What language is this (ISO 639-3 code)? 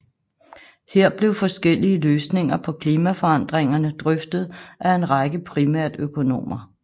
dan